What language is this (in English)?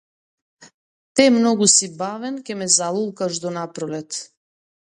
Macedonian